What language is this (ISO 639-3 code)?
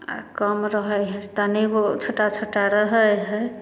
mai